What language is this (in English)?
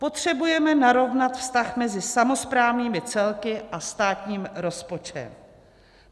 Czech